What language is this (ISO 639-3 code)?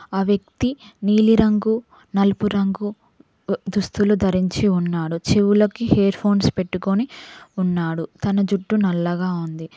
tel